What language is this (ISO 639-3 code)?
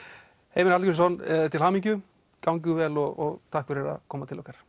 isl